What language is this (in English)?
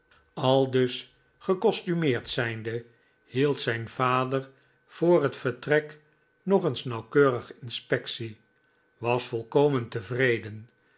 Dutch